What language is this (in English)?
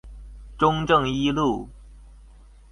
Chinese